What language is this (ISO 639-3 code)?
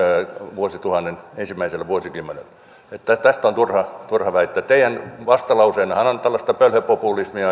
fin